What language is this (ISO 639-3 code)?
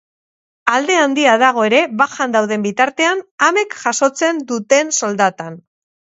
eus